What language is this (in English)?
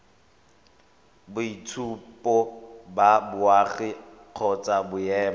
Tswana